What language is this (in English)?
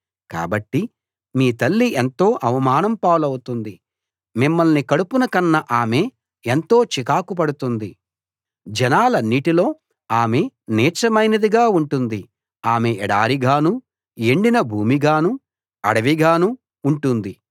Telugu